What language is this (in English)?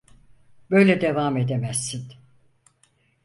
Turkish